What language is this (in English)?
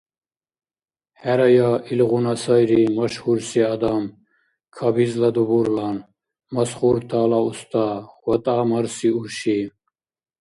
Dargwa